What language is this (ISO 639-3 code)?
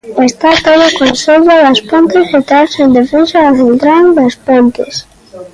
glg